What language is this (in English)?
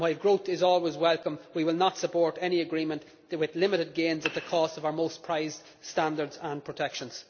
English